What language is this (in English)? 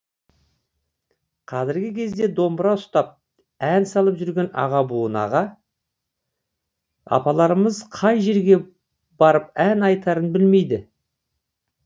Kazakh